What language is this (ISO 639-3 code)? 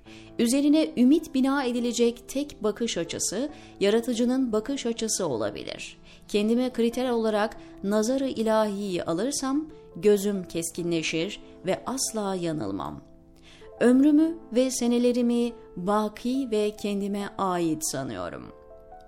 tur